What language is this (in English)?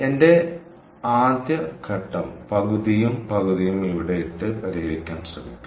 Malayalam